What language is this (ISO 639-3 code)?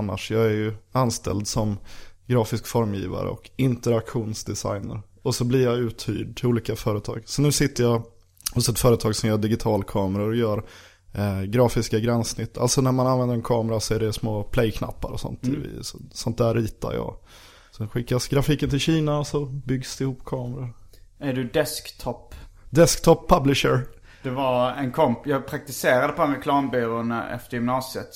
swe